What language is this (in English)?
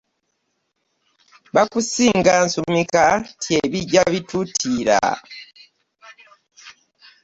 Ganda